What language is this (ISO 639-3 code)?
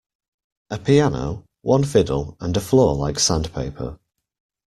eng